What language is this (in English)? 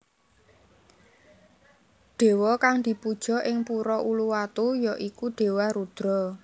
Javanese